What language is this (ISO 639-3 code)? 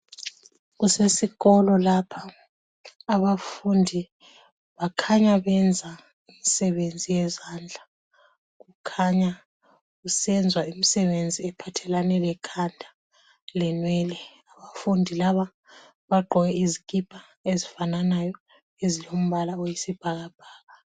nde